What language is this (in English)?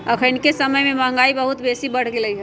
Magahi